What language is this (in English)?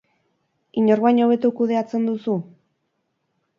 Basque